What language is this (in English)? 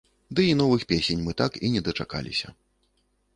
Belarusian